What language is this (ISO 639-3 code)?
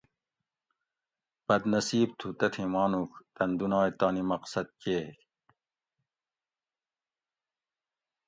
gwc